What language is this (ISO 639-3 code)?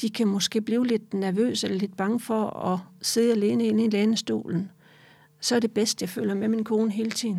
dan